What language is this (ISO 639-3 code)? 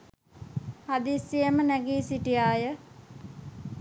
sin